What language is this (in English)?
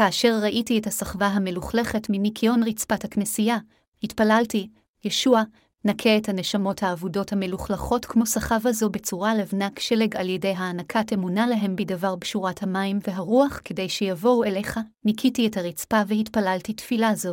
Hebrew